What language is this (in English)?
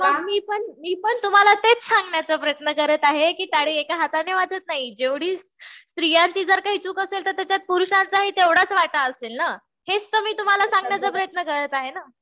Marathi